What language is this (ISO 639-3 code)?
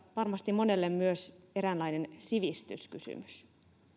fin